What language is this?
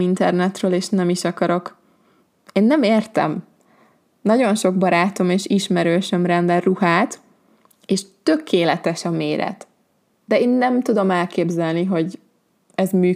Hungarian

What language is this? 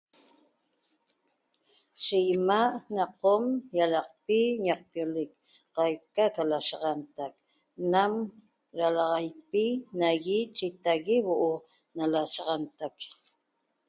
Toba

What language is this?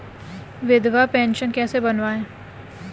Hindi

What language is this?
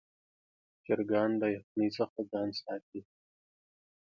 Pashto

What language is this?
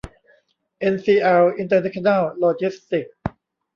Thai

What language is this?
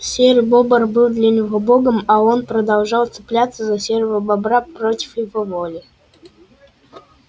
Russian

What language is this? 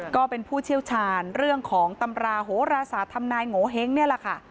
Thai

